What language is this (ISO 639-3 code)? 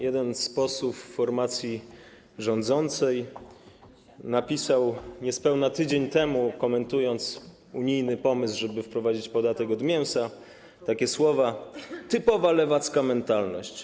pol